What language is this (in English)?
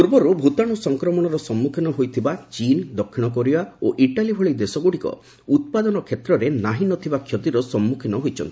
Odia